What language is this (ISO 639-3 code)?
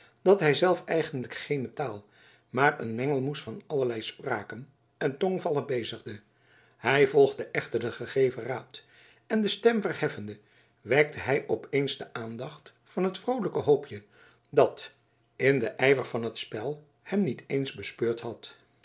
nld